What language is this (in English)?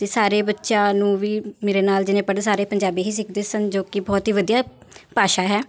Punjabi